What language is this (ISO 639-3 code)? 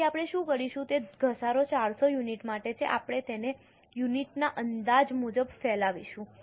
guj